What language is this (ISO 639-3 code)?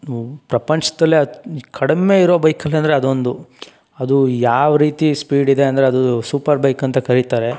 kan